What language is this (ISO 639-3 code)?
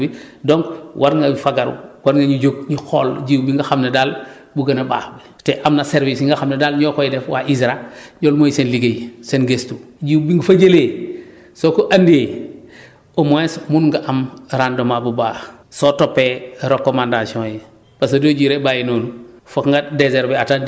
wol